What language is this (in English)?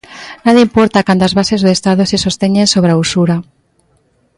Galician